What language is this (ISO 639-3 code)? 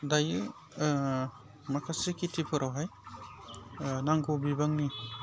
brx